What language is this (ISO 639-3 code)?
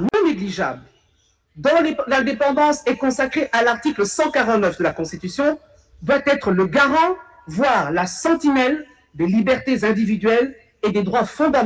fra